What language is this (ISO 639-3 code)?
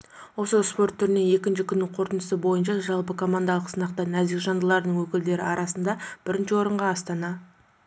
kaz